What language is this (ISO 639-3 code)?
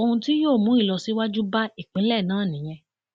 yor